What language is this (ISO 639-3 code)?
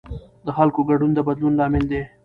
pus